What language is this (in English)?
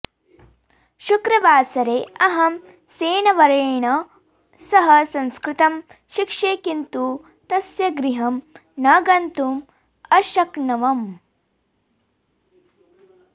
Sanskrit